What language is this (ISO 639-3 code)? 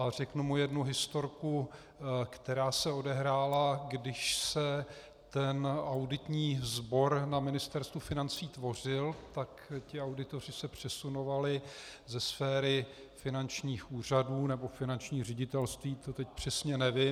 ces